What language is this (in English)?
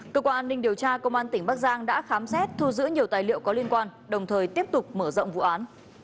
Vietnamese